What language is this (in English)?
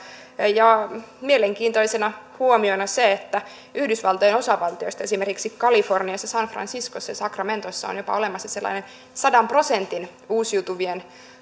Finnish